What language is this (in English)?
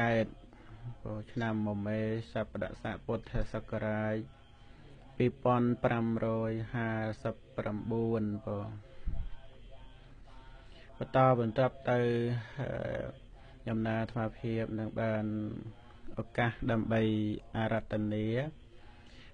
Vietnamese